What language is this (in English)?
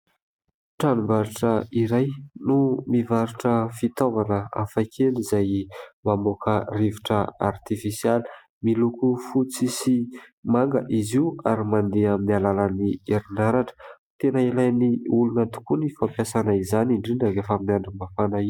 Malagasy